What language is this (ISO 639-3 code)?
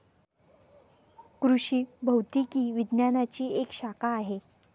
mar